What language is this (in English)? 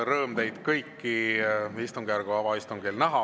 Estonian